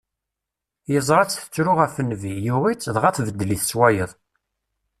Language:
Kabyle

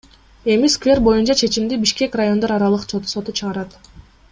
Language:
Kyrgyz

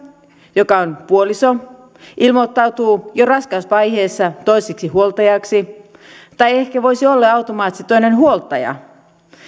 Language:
Finnish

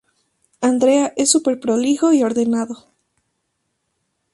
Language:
Spanish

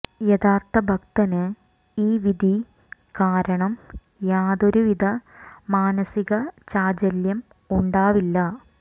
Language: Malayalam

